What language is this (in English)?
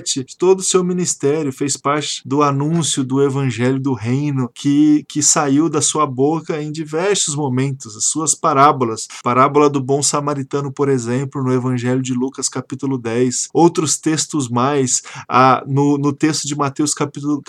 Portuguese